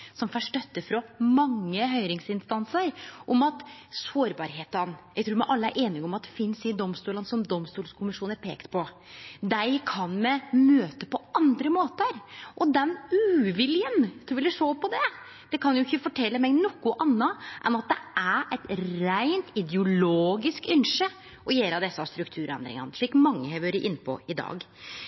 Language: Norwegian Nynorsk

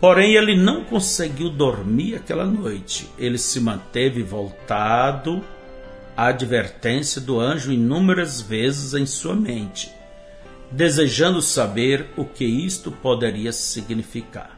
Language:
Portuguese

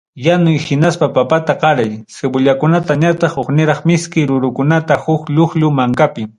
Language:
Ayacucho Quechua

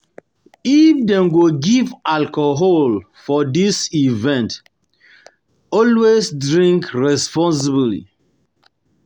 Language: Nigerian Pidgin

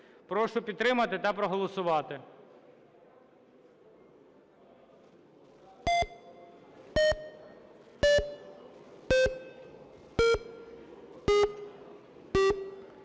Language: Ukrainian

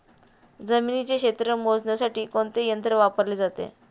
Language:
Marathi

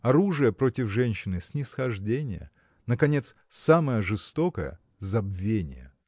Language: Russian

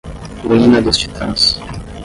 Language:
Portuguese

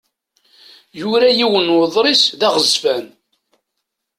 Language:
Kabyle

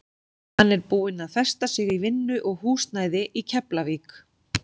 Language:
Icelandic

